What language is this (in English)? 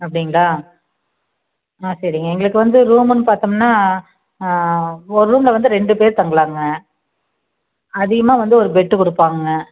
Tamil